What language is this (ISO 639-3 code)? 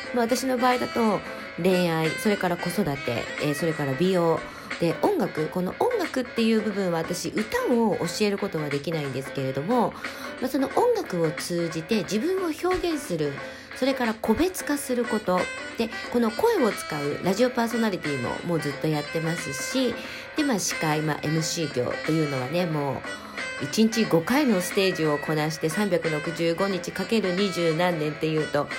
jpn